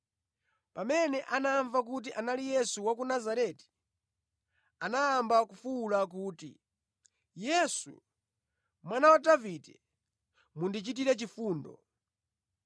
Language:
Nyanja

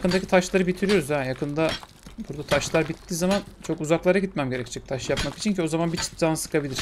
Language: Turkish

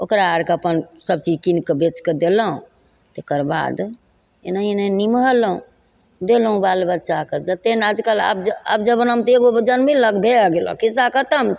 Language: Maithili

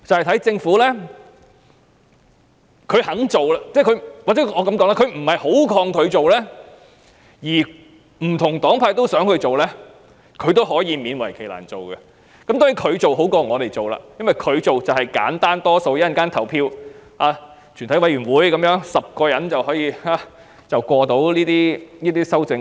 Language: Cantonese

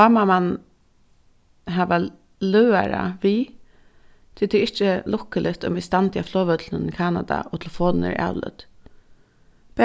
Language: Faroese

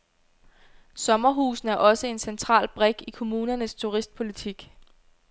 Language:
Danish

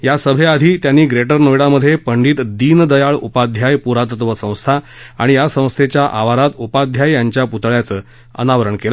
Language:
Marathi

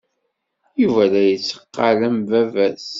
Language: Kabyle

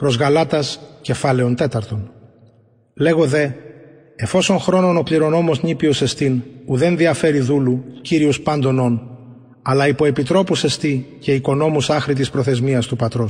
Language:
Greek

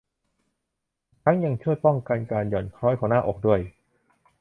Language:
Thai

